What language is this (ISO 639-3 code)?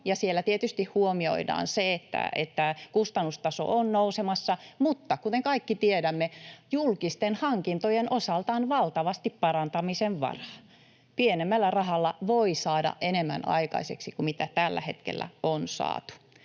fin